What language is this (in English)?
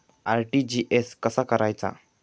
Marathi